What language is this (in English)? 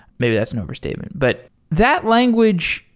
English